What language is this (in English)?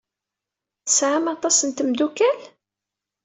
Kabyle